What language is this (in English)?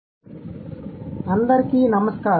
Telugu